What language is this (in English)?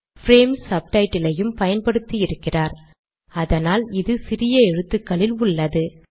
Tamil